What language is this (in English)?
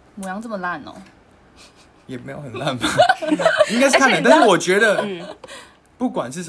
Chinese